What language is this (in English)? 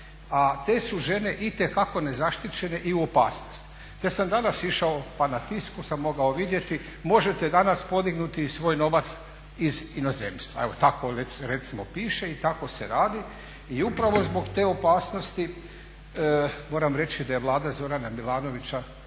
Croatian